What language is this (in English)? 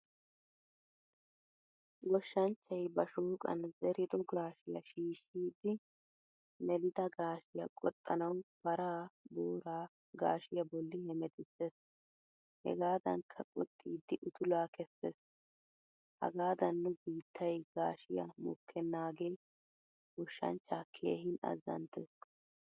Wolaytta